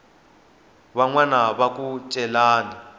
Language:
Tsonga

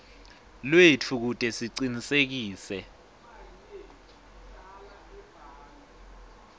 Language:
Swati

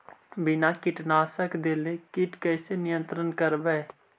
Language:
Magahi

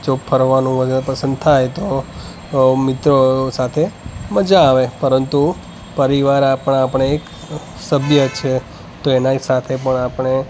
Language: Gujarati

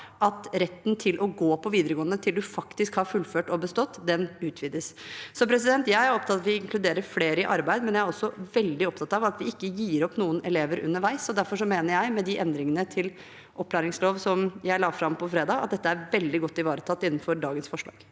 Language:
Norwegian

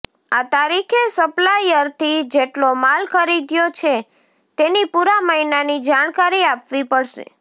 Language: Gujarati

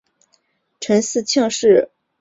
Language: Chinese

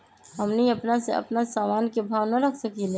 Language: Magahi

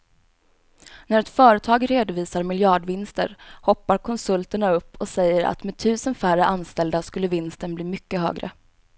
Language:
Swedish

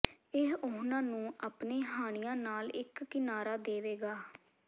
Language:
Punjabi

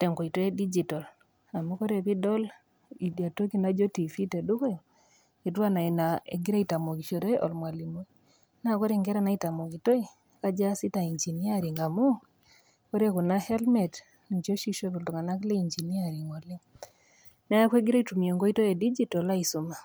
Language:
Masai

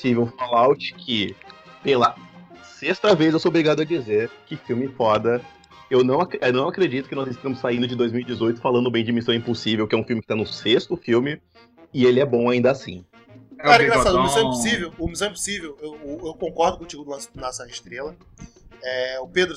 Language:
Portuguese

